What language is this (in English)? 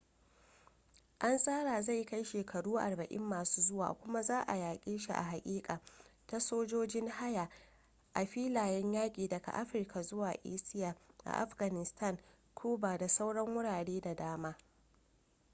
Hausa